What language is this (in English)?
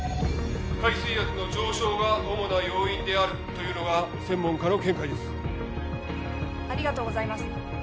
Japanese